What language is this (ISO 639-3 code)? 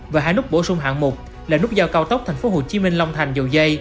vie